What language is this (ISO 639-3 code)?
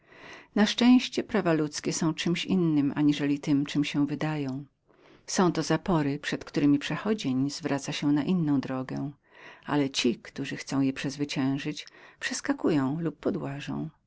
pol